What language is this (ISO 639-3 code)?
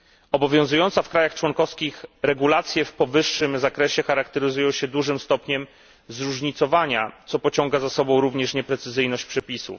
pol